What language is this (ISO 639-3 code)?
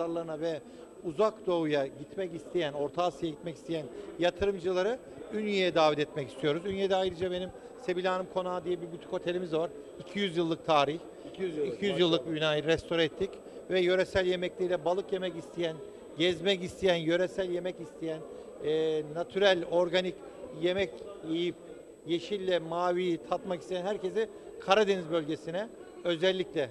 tur